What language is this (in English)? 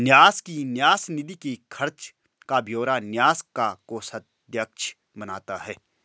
Hindi